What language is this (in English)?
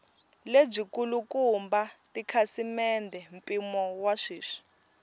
Tsonga